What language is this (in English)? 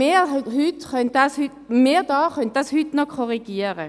Swiss German